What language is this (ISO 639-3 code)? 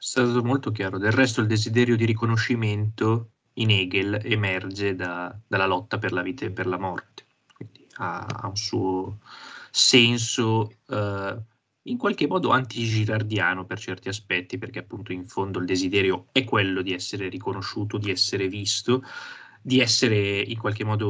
ita